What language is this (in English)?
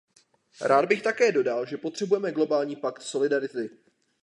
Czech